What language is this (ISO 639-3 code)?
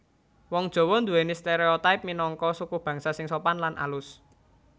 jav